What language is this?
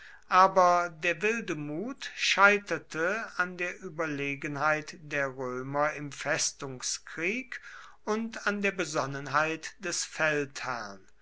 German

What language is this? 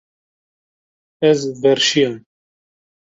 Kurdish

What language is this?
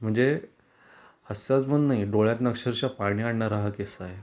Marathi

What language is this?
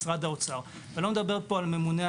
Hebrew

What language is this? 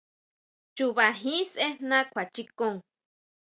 Huautla Mazatec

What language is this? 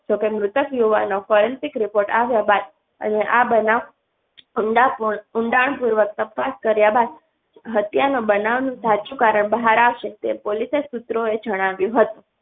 Gujarati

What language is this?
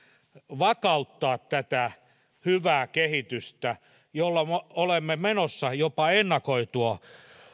Finnish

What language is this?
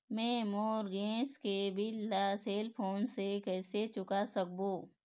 Chhattisgarhi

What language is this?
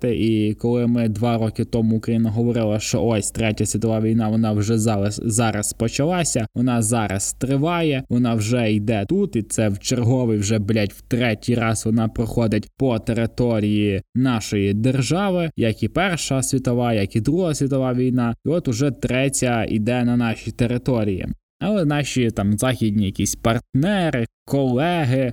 Ukrainian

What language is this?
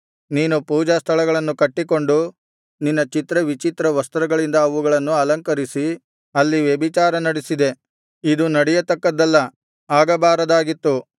Kannada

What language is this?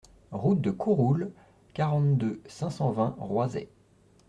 French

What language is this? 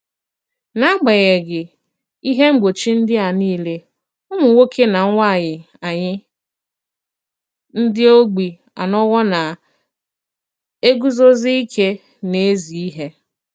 Igbo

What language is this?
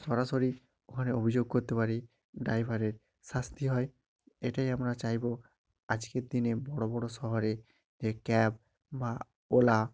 Bangla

